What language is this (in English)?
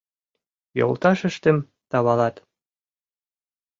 Mari